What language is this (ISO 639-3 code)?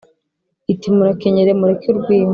kin